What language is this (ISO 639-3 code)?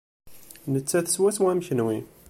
kab